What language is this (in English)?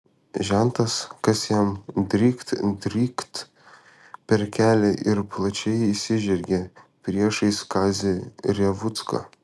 Lithuanian